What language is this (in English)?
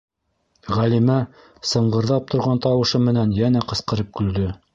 Bashkir